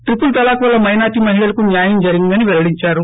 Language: Telugu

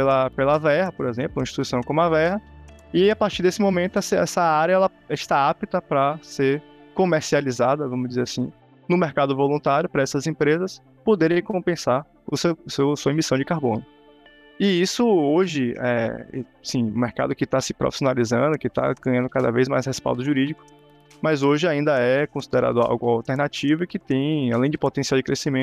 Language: Portuguese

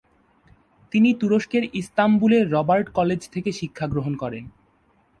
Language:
Bangla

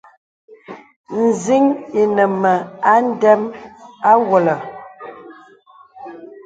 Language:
Bebele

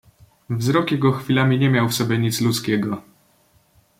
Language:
Polish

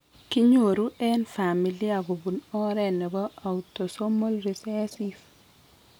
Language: Kalenjin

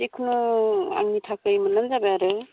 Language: Bodo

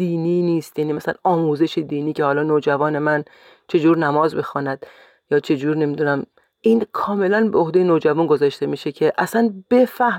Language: Persian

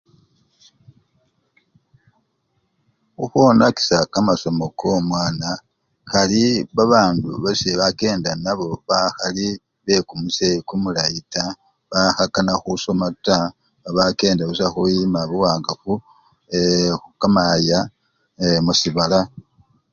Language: Luyia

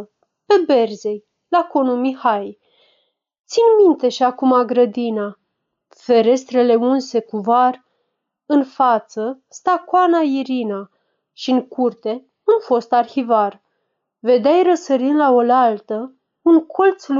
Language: Romanian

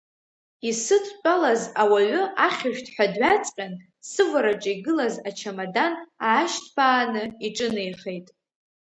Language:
Abkhazian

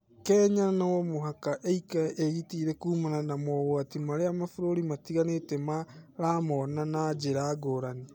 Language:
Kikuyu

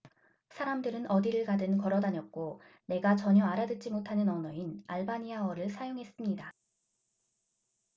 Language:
Korean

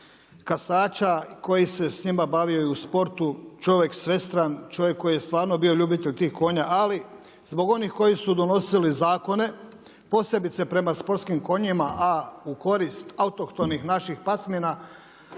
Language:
Croatian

